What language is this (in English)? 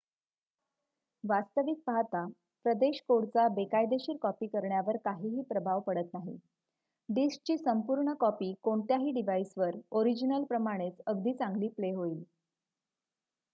Marathi